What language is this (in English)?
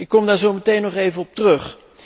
Dutch